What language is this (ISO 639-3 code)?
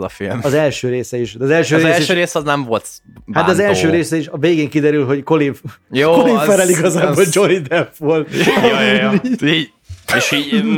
hun